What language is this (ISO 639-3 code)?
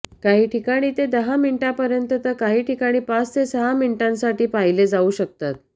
mar